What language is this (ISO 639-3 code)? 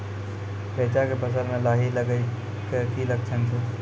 mai